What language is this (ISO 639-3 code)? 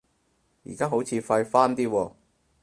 yue